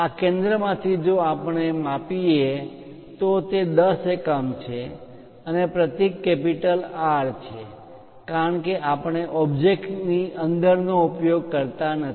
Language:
Gujarati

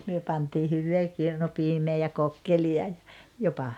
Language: Finnish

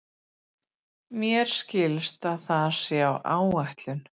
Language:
Icelandic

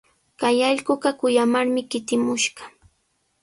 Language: Sihuas Ancash Quechua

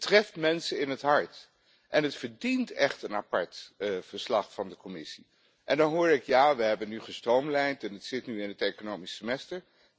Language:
Dutch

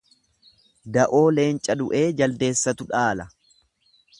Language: Oromo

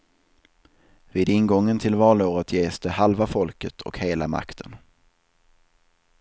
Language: Swedish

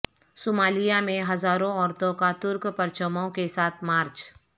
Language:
Urdu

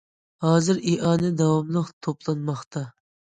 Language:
Uyghur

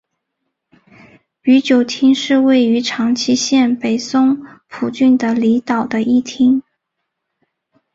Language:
Chinese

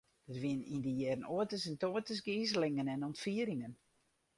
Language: Western Frisian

